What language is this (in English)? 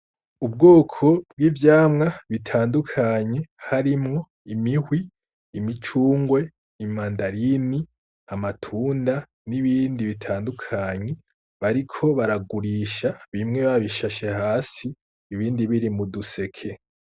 Rundi